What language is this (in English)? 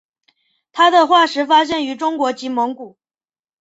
Chinese